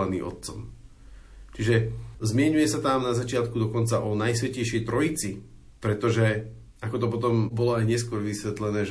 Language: Slovak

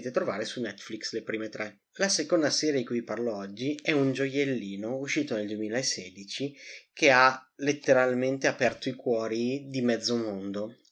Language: Italian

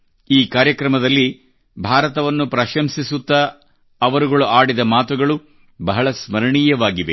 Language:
Kannada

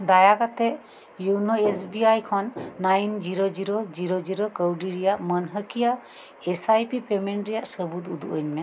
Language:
Santali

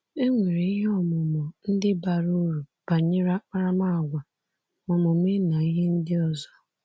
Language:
Igbo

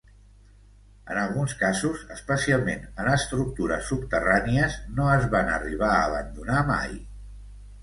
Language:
Catalan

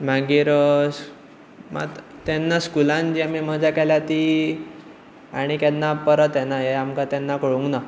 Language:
Konkani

